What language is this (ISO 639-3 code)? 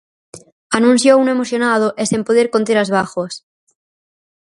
glg